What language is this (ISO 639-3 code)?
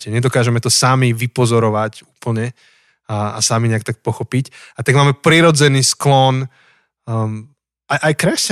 slk